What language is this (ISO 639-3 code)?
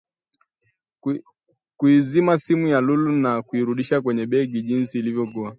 swa